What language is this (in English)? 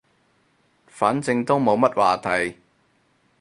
Cantonese